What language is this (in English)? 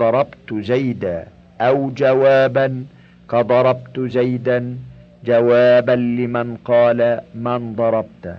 Arabic